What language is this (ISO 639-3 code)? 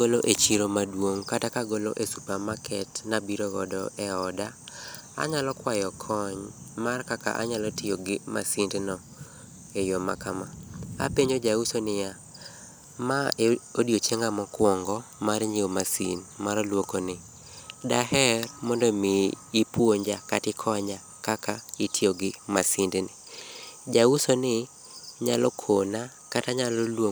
luo